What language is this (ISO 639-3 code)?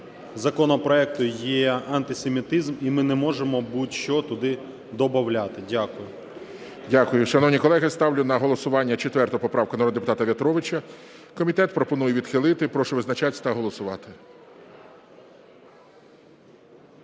ukr